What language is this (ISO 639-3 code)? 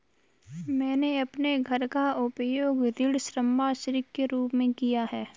hin